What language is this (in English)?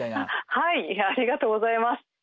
Japanese